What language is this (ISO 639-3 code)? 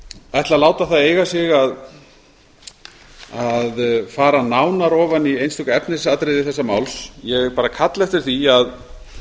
isl